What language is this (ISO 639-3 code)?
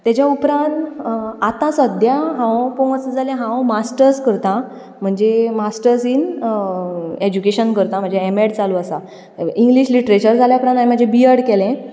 kok